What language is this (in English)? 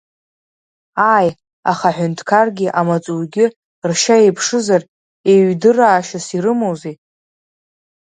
Abkhazian